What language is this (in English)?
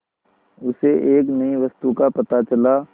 Hindi